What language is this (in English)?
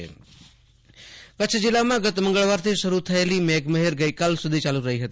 Gujarati